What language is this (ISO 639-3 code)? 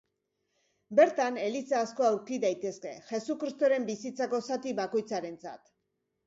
eus